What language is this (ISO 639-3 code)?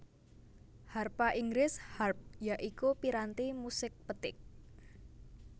jav